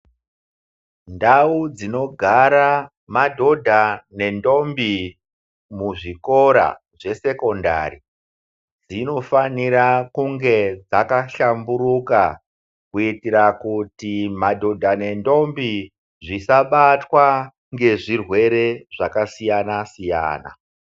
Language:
Ndau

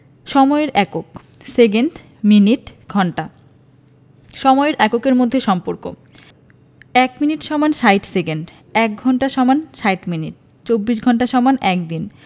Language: Bangla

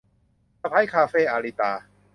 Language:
Thai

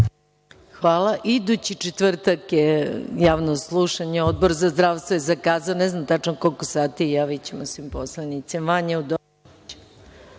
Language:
Serbian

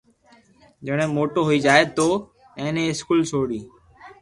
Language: Loarki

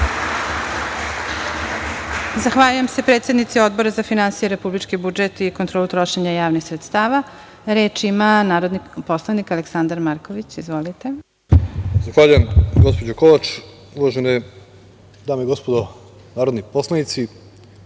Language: Serbian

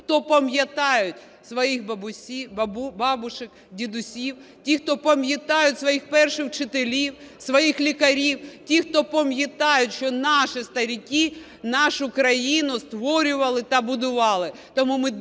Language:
Ukrainian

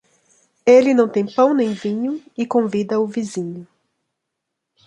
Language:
Portuguese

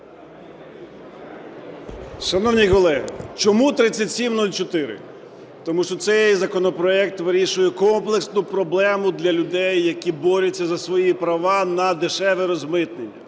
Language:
Ukrainian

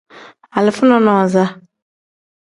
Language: Tem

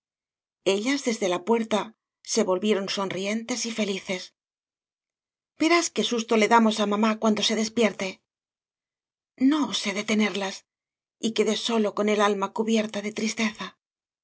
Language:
Spanish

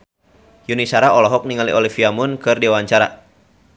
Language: Sundanese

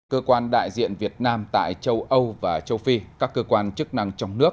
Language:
Vietnamese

